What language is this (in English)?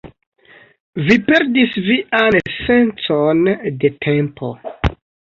Esperanto